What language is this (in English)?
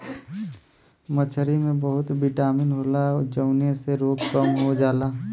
Bhojpuri